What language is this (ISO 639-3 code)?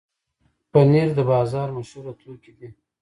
pus